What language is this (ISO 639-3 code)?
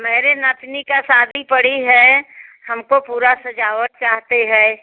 hin